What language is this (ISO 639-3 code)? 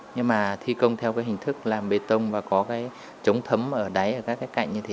vie